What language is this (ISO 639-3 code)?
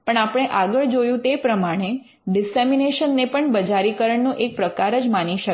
guj